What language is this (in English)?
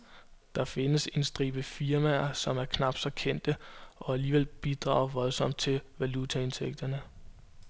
Danish